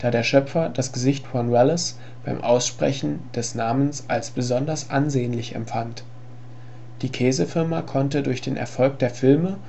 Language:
German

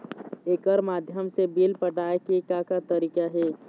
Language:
Chhattisgarhi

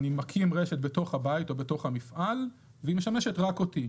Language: Hebrew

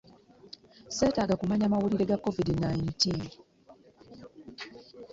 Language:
Ganda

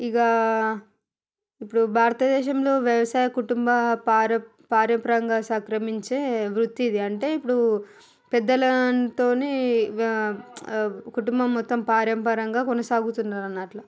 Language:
Telugu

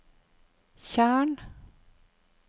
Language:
Norwegian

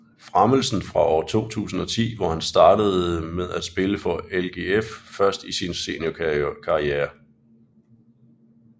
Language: Danish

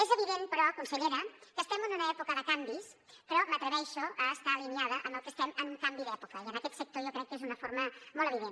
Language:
Catalan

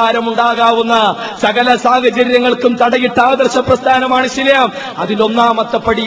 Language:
Malayalam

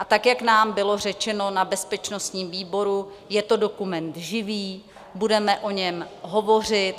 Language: Czech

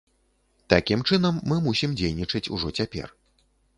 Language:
Belarusian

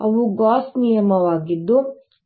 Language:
Kannada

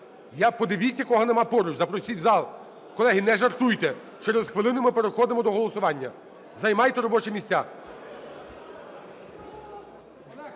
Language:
Ukrainian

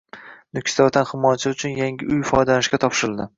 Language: Uzbek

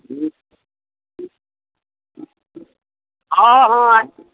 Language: Maithili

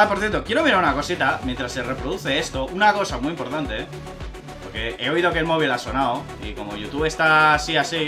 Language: Spanish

